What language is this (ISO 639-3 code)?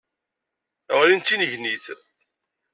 kab